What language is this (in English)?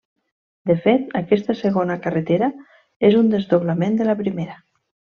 Catalan